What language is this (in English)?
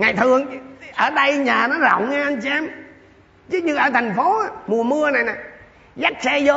Vietnamese